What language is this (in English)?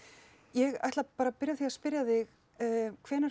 Icelandic